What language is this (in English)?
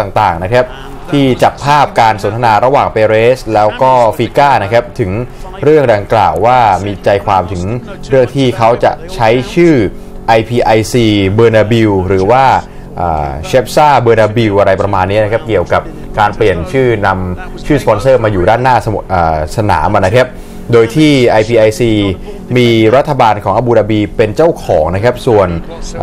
Thai